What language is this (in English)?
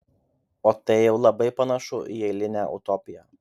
Lithuanian